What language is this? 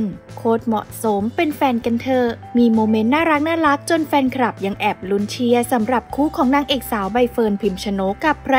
Thai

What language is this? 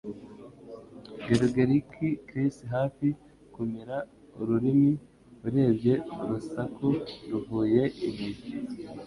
Kinyarwanda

